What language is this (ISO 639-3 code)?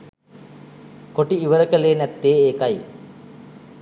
sin